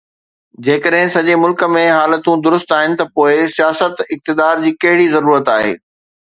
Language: Sindhi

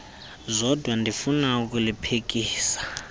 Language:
Xhosa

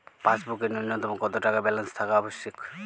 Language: Bangla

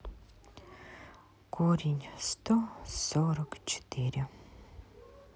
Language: Russian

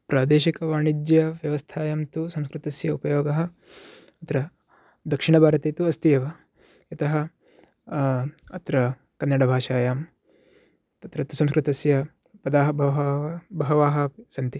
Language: Sanskrit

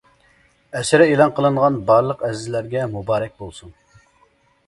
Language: Uyghur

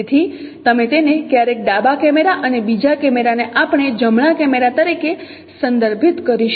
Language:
Gujarati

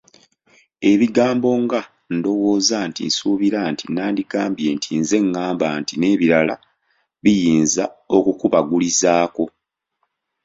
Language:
Ganda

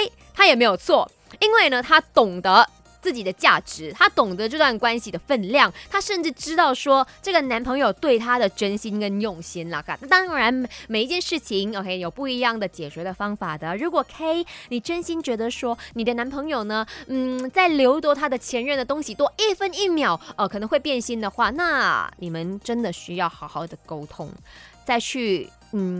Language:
Chinese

